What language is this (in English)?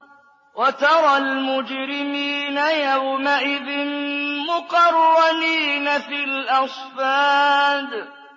Arabic